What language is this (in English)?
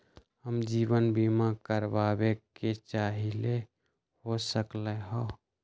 Magahi